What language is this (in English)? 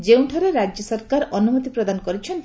Odia